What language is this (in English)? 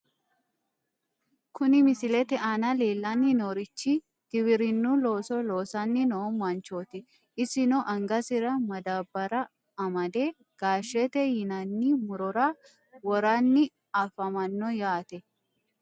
Sidamo